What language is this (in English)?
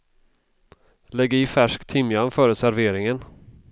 Swedish